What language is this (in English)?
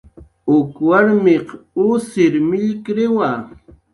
Jaqaru